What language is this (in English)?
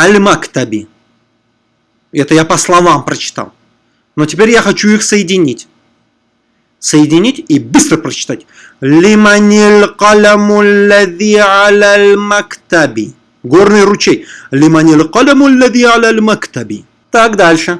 Russian